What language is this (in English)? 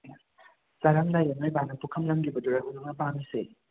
Manipuri